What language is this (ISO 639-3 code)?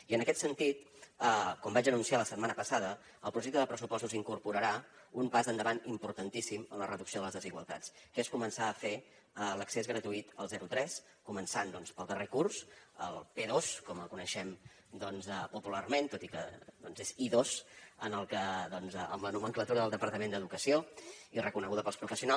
cat